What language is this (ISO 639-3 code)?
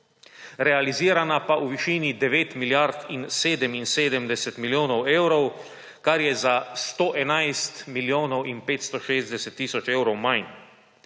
slv